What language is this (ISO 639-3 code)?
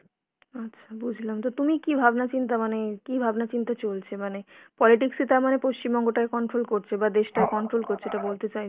ben